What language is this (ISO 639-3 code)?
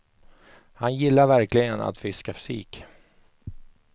swe